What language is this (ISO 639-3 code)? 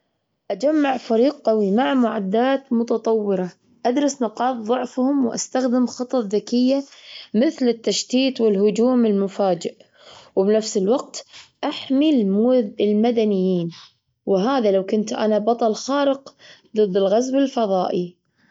afb